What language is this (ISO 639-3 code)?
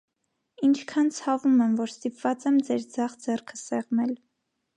hye